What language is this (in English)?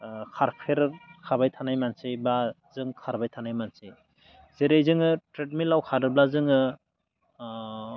Bodo